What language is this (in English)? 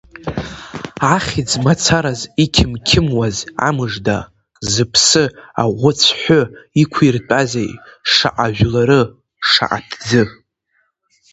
Abkhazian